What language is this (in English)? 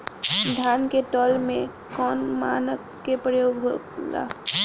Bhojpuri